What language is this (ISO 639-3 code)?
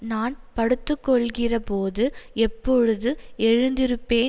tam